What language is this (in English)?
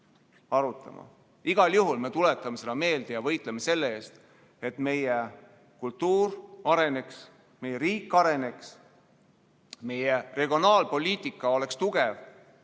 Estonian